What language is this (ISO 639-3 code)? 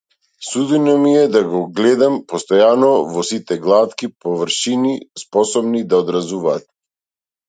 mkd